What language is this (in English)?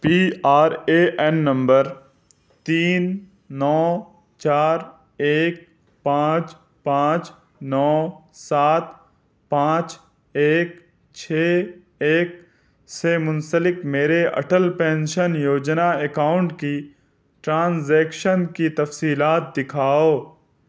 Urdu